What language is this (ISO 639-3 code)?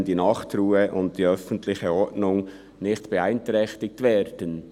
gsw